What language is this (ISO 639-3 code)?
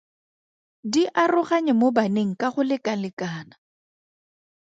tsn